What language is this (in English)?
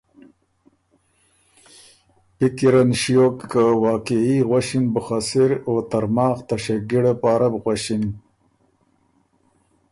Ormuri